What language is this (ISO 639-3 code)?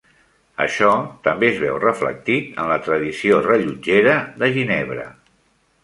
cat